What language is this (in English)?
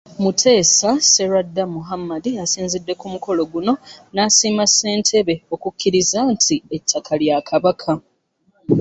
Ganda